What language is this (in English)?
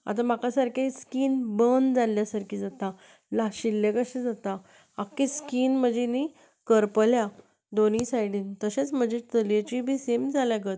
Konkani